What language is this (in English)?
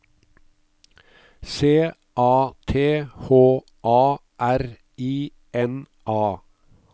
Norwegian